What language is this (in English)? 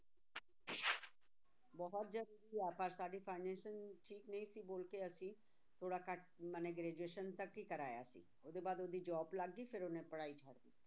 Punjabi